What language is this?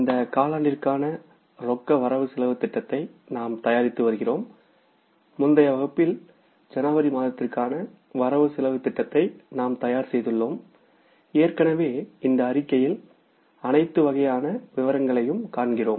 Tamil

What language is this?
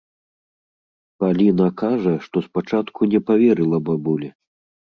Belarusian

